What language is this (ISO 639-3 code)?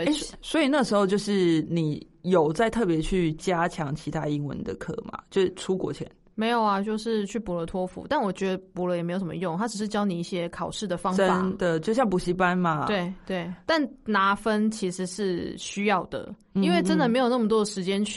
zho